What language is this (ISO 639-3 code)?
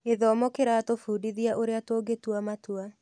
kik